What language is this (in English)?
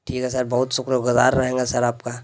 Urdu